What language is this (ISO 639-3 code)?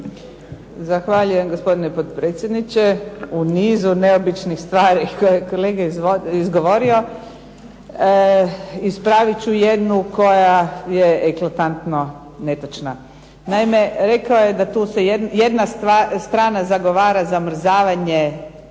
hrv